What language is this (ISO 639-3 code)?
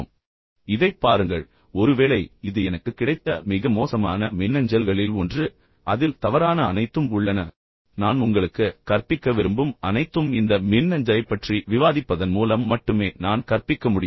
tam